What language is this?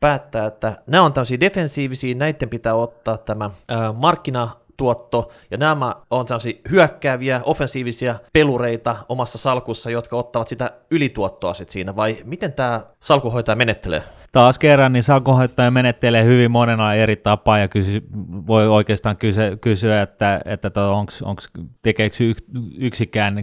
Finnish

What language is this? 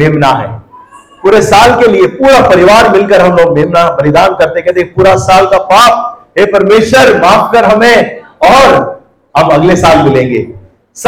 Hindi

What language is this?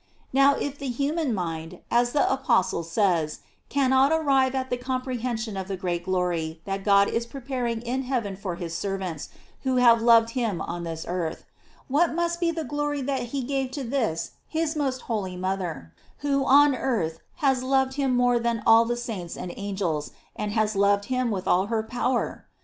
English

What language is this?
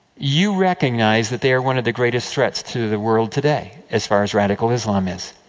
English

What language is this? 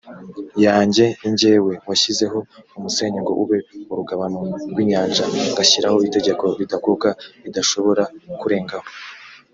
Kinyarwanda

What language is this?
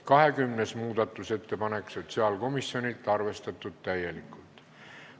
Estonian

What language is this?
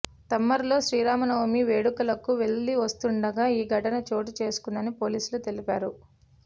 Telugu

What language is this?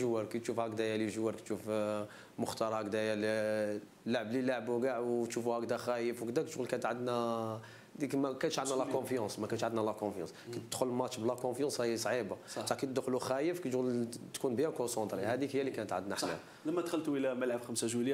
Arabic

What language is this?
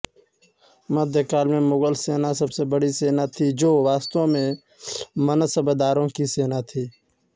Hindi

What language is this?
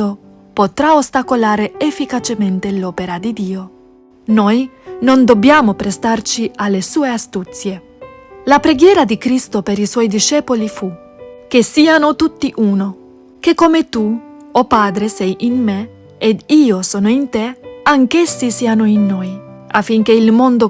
Italian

